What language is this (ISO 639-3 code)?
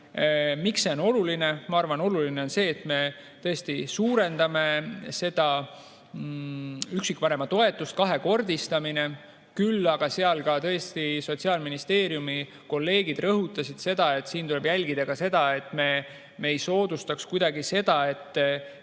est